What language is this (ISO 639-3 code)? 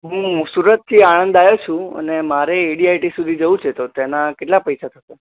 guj